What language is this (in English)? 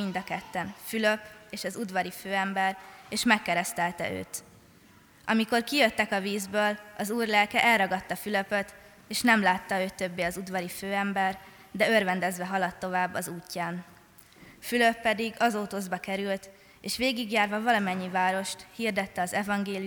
Hungarian